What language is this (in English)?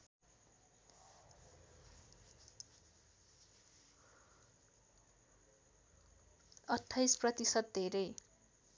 Nepali